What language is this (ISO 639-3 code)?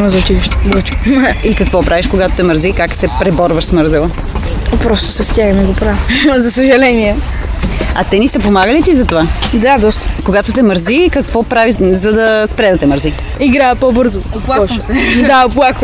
bul